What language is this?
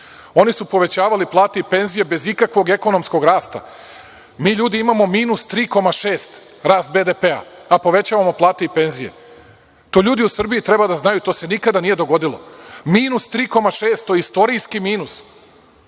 Serbian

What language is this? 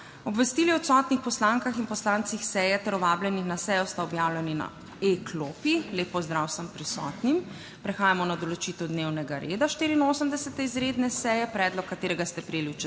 Slovenian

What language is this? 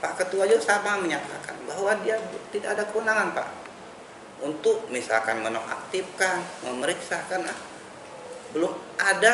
Indonesian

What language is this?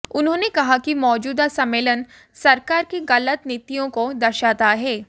Hindi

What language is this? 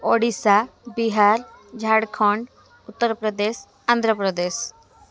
Odia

